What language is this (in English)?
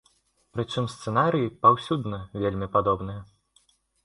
Belarusian